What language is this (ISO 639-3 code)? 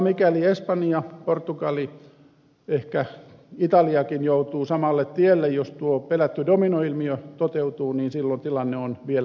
fin